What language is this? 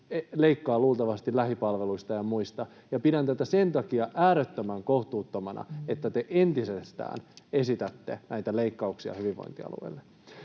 Finnish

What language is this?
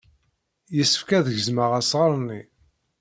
Kabyle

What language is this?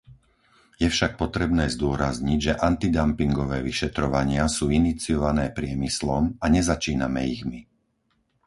Slovak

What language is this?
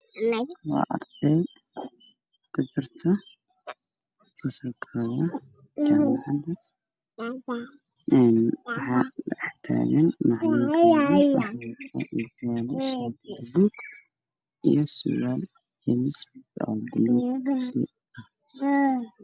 Somali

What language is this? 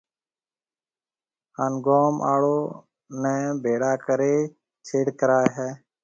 Marwari (Pakistan)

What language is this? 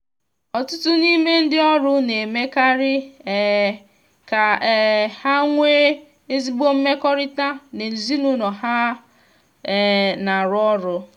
Igbo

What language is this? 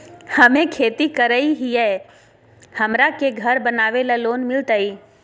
Magahi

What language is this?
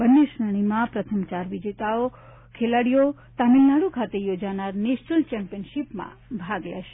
Gujarati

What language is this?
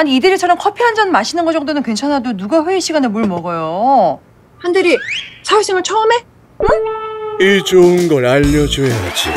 Korean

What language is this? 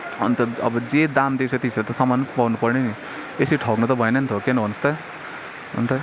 Nepali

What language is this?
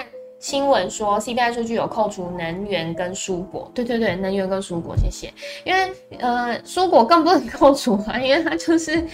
Chinese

